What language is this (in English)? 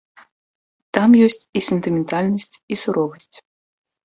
Belarusian